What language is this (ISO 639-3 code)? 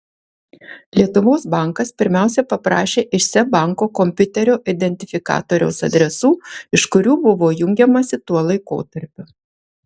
lit